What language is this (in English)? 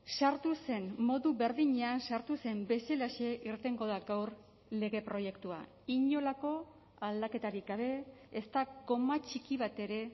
Basque